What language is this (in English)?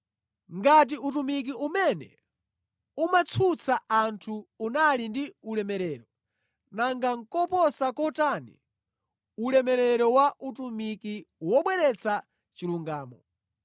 Nyanja